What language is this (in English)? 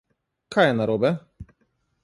Slovenian